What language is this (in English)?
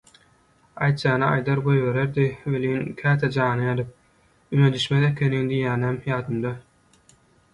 Turkmen